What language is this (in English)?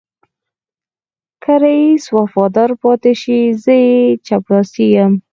Pashto